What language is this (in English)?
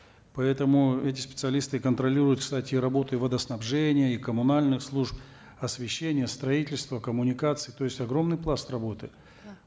Kazakh